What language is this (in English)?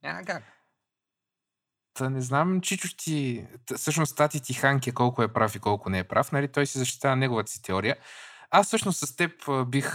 Bulgarian